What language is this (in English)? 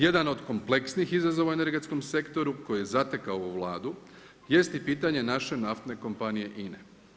Croatian